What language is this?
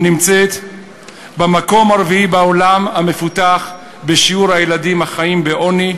Hebrew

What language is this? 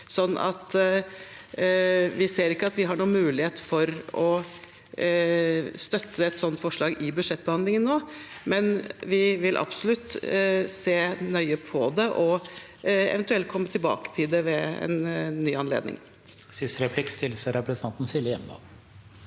Norwegian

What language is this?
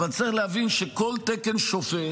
Hebrew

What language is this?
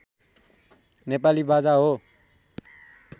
Nepali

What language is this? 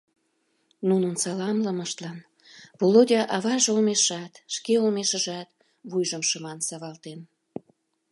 Mari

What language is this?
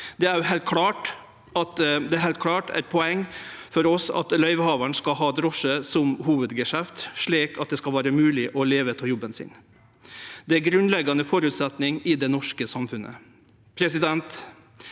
Norwegian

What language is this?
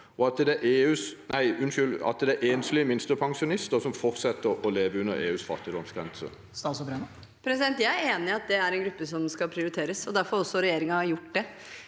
Norwegian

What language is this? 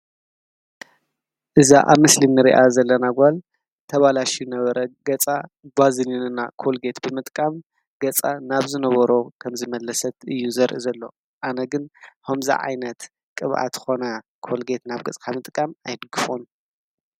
Tigrinya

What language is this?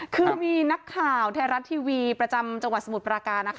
Thai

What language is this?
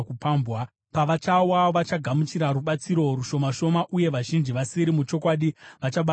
Shona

